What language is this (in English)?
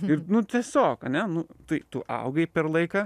Lithuanian